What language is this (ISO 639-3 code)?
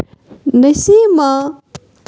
kas